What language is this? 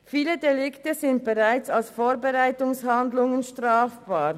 Swiss German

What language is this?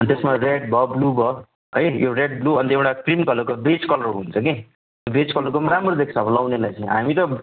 Nepali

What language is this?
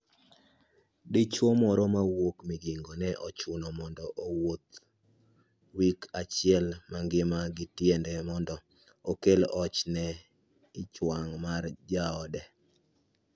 Luo (Kenya and Tanzania)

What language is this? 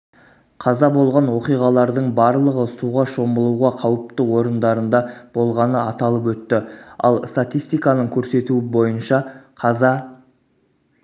Kazakh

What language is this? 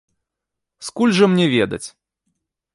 Belarusian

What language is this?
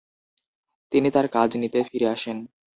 Bangla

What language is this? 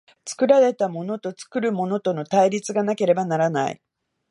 Japanese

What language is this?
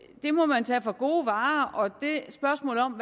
Danish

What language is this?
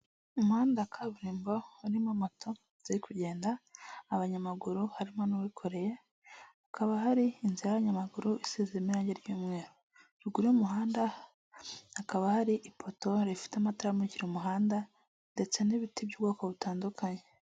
Kinyarwanda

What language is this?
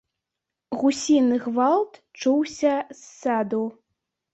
Belarusian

